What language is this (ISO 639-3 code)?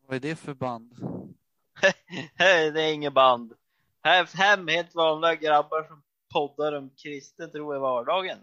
swe